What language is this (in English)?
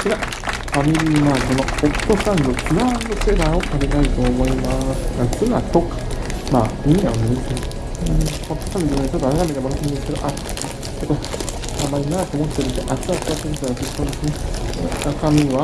Japanese